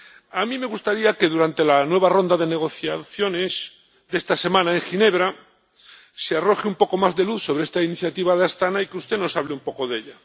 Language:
Spanish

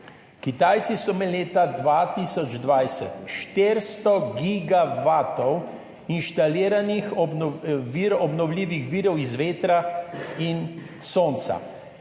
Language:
Slovenian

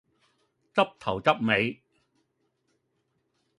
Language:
Cantonese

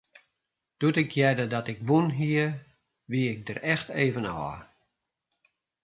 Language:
Western Frisian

